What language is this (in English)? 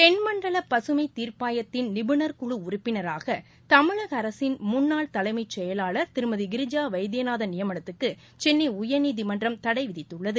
Tamil